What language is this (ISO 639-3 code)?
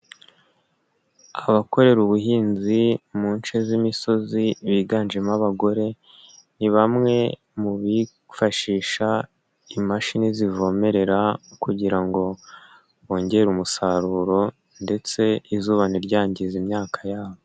kin